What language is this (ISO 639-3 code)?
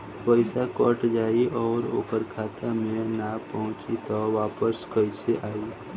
bho